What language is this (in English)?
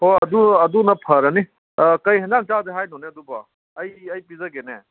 Manipuri